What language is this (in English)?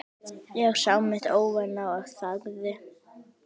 Icelandic